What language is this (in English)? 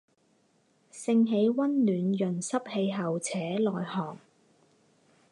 Chinese